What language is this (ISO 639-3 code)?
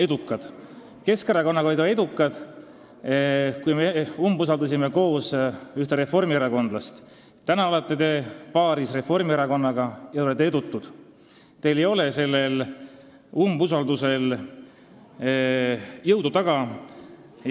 est